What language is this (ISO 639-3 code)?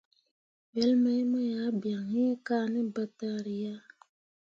mua